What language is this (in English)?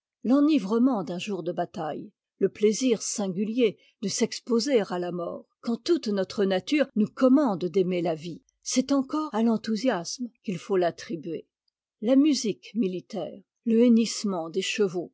French